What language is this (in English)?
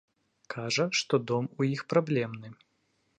Belarusian